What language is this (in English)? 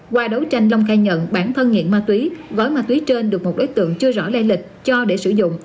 Vietnamese